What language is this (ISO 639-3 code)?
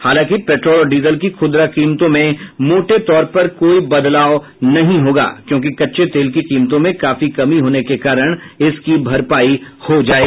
hin